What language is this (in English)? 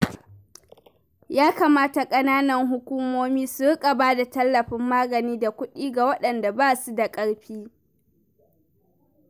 Hausa